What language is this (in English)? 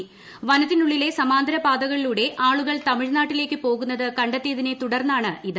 Malayalam